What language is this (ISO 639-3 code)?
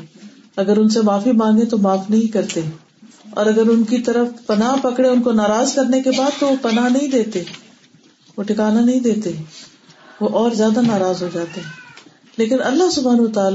urd